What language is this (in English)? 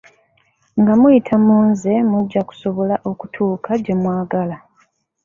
Ganda